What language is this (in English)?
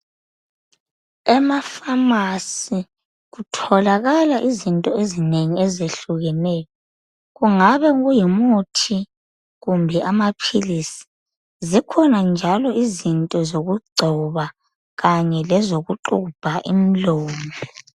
North Ndebele